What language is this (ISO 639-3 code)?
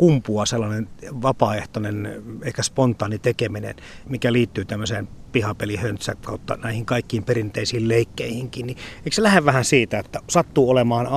fin